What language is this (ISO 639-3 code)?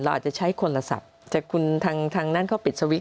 tha